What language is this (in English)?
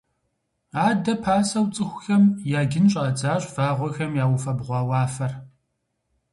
Kabardian